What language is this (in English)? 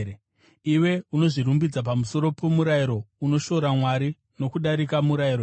Shona